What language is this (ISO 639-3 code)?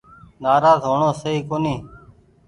gig